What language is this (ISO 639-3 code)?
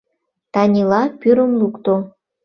chm